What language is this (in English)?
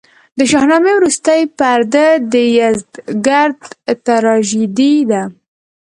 Pashto